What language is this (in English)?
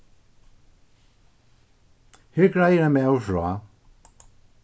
Faroese